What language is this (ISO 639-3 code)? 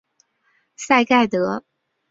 zho